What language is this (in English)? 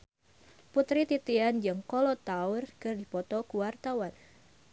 Sundanese